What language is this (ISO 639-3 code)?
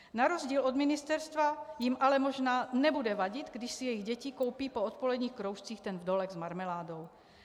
ces